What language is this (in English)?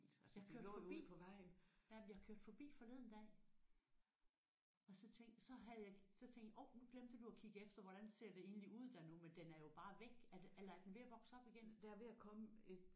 Danish